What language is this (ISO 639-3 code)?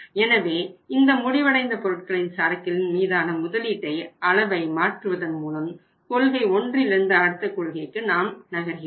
tam